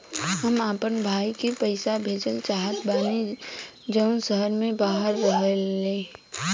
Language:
Bhojpuri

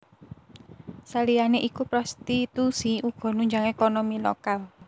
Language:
Javanese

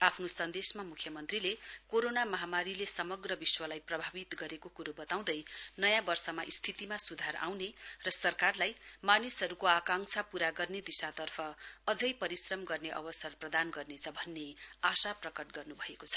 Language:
Nepali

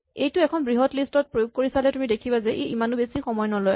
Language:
Assamese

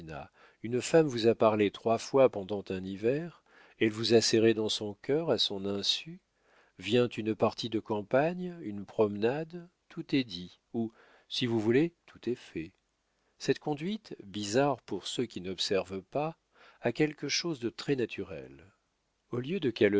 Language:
French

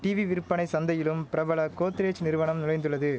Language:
Tamil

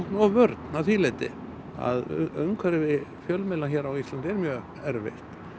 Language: Icelandic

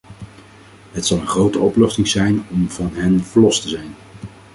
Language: Dutch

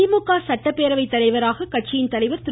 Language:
Tamil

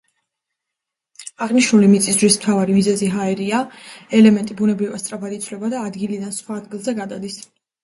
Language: Georgian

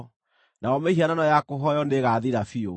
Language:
Kikuyu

